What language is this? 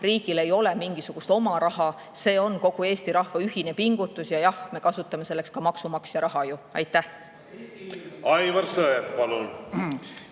Estonian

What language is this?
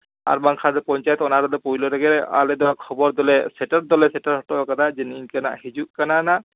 Santali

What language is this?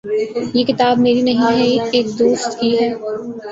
Urdu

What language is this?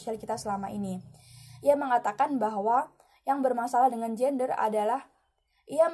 Indonesian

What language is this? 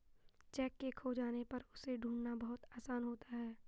Hindi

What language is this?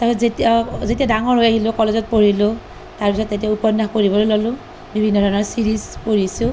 Assamese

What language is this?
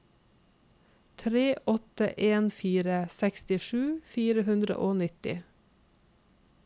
Norwegian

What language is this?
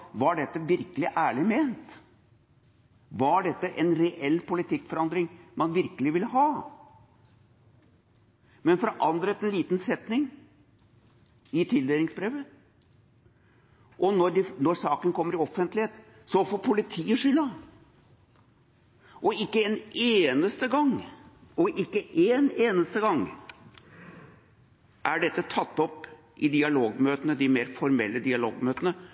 Norwegian Bokmål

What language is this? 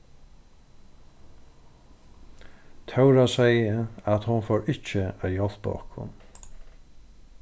Faroese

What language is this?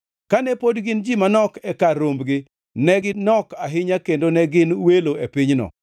Luo (Kenya and Tanzania)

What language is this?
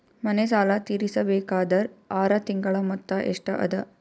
Kannada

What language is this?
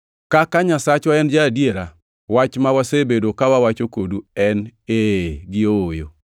Luo (Kenya and Tanzania)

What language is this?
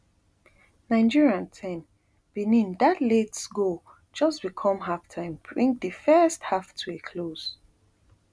Nigerian Pidgin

